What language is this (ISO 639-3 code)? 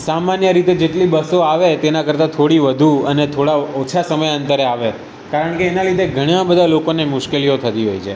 guj